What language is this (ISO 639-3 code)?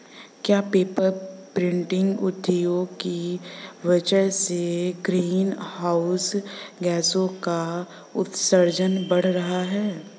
hin